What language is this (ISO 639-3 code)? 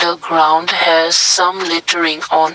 eng